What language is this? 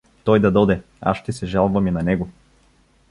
Bulgarian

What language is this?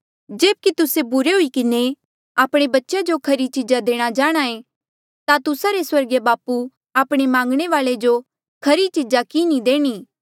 Mandeali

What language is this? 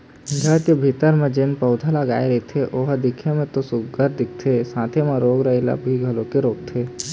Chhattisgarhi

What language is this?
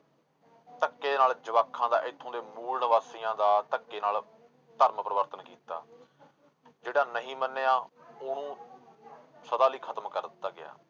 Punjabi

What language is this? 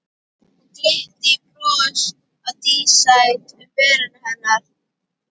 Icelandic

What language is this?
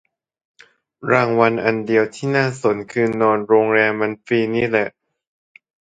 Thai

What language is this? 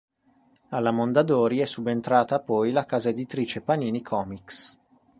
Italian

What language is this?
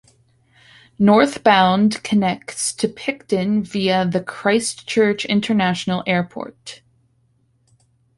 English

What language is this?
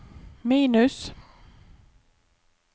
Norwegian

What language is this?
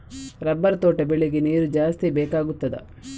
Kannada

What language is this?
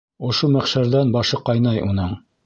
Bashkir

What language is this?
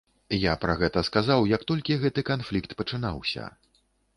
Belarusian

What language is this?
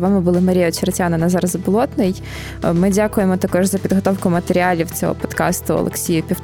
Ukrainian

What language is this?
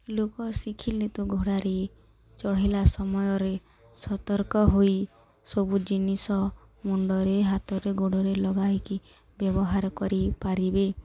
Odia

